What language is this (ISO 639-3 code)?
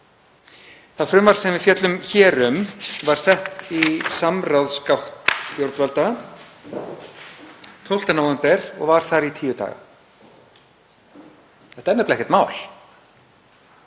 isl